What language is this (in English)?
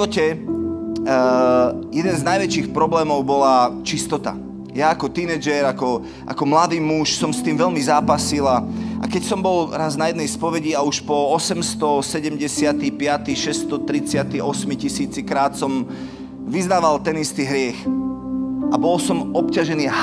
Slovak